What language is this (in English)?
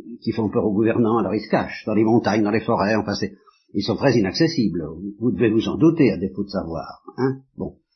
French